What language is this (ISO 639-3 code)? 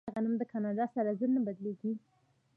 pus